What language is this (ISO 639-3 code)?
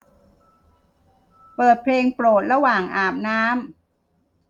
tha